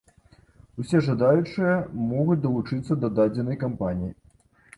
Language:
Belarusian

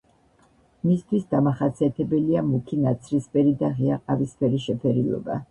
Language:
Georgian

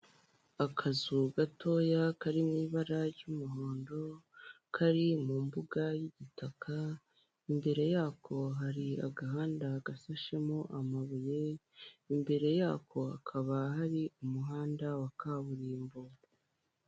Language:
Kinyarwanda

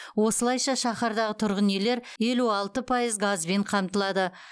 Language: Kazakh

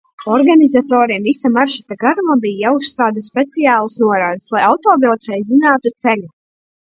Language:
Latvian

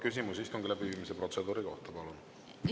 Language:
Estonian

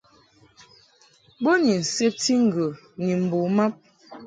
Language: Mungaka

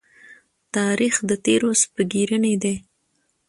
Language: Pashto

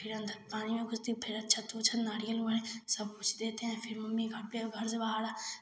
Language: Hindi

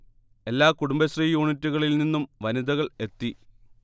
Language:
Malayalam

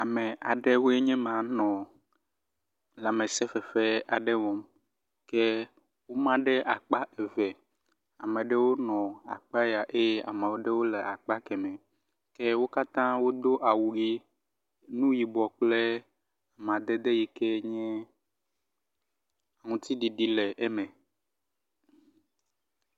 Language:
Ewe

